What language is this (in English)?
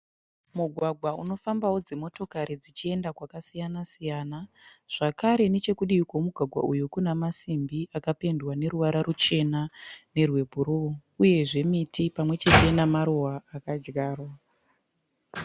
Shona